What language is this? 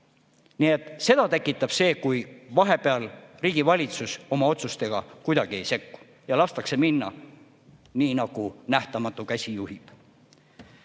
Estonian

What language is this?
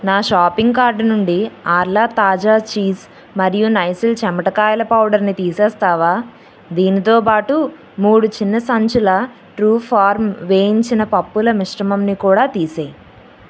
Telugu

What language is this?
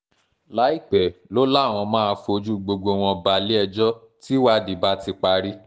Yoruba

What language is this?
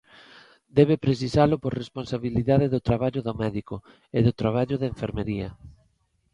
Galician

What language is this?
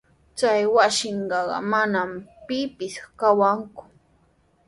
Sihuas Ancash Quechua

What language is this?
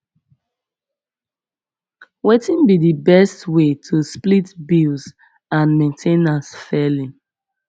Nigerian Pidgin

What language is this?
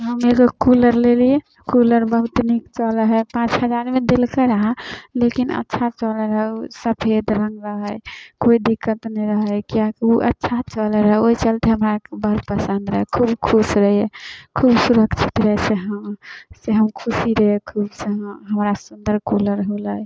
Maithili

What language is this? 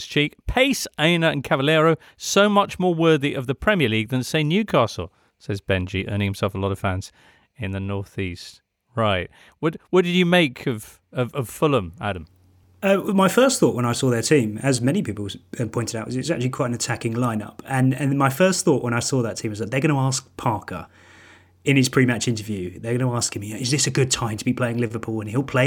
English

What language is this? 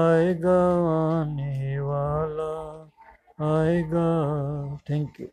Hindi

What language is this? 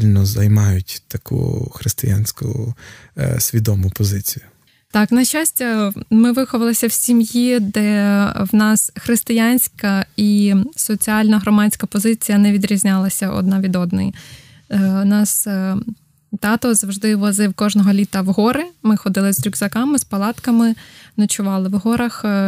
Ukrainian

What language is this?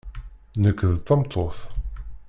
Kabyle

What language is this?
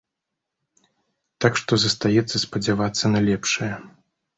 Belarusian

